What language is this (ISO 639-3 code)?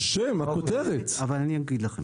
heb